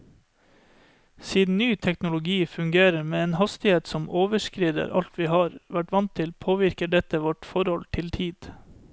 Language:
Norwegian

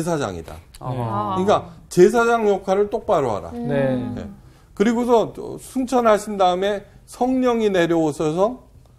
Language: Korean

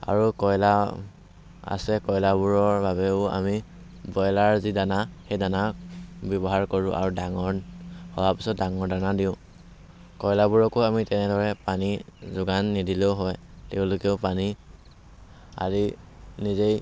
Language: Assamese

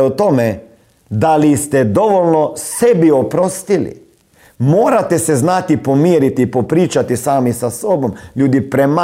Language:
Croatian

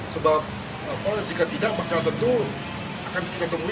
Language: Indonesian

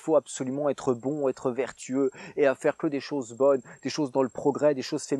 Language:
French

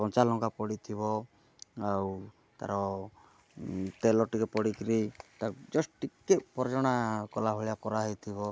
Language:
Odia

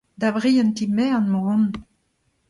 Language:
Breton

